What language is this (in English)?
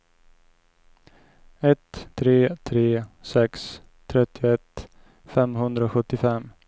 Swedish